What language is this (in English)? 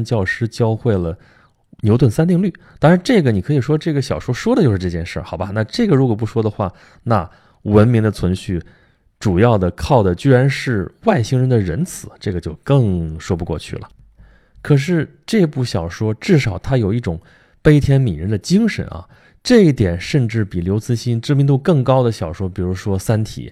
Chinese